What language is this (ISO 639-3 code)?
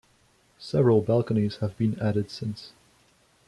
eng